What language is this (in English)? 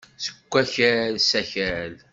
Kabyle